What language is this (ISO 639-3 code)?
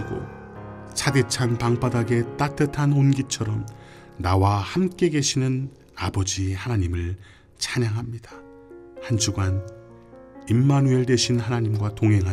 kor